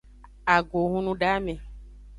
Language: Aja (Benin)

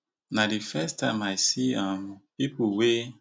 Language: Nigerian Pidgin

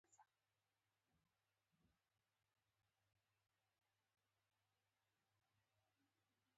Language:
Pashto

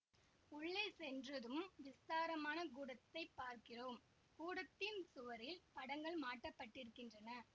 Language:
Tamil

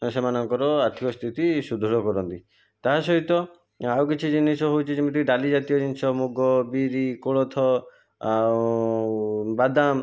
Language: Odia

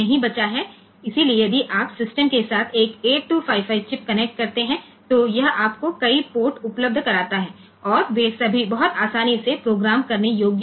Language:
Gujarati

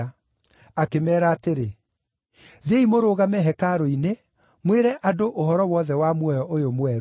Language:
Kikuyu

